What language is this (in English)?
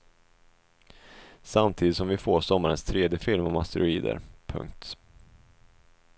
Swedish